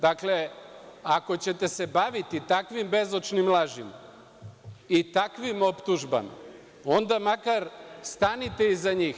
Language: Serbian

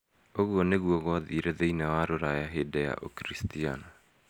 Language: Kikuyu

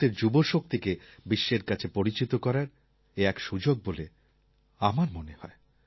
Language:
Bangla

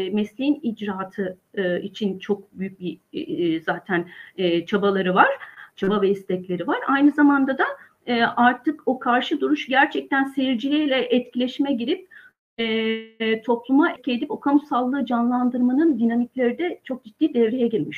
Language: Turkish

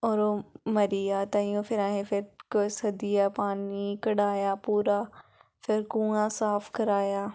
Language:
Dogri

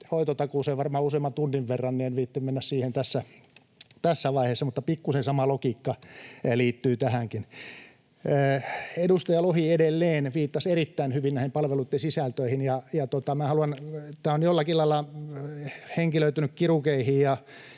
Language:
Finnish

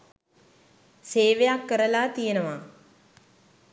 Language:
Sinhala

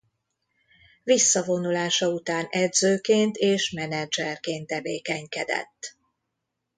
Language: Hungarian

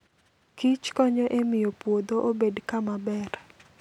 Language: Luo (Kenya and Tanzania)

